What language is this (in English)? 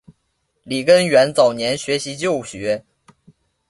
Chinese